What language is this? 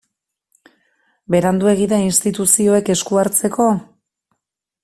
Basque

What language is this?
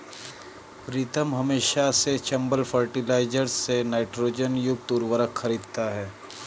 Hindi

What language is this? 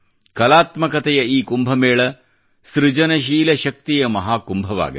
Kannada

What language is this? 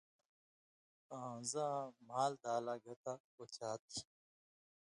Indus Kohistani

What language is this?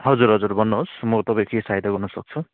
Nepali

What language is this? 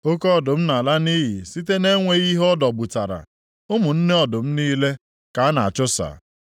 Igbo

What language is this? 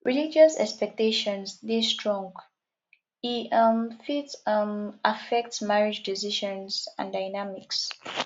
Nigerian Pidgin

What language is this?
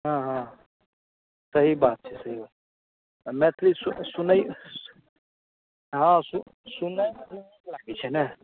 Maithili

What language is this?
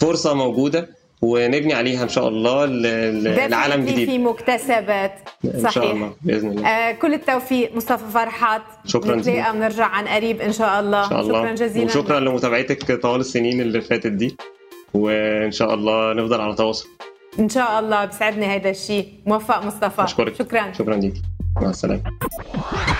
Arabic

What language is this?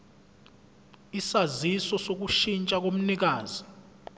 Zulu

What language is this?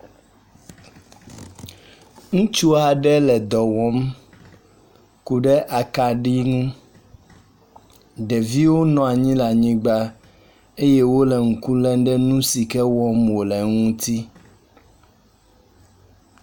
Ewe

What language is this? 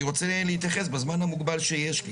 Hebrew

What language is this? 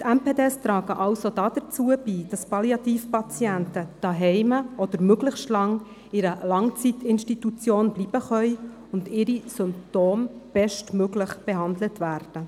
Swiss German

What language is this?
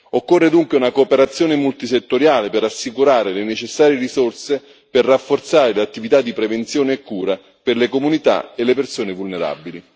Italian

